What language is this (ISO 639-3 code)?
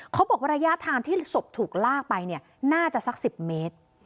tha